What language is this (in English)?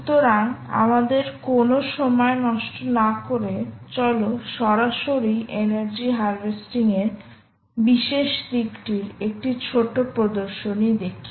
Bangla